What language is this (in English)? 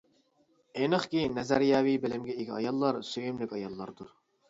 Uyghur